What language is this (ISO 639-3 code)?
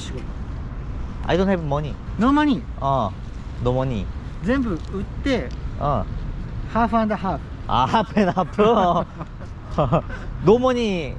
kor